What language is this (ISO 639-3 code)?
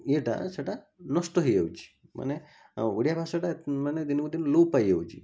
ori